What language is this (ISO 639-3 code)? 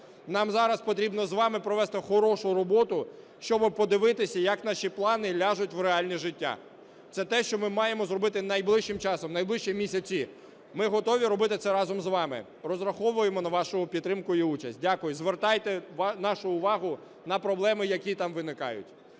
ukr